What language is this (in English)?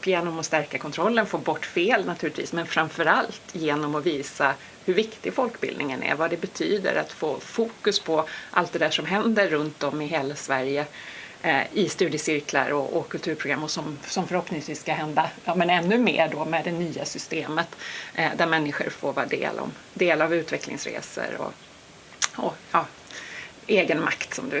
Swedish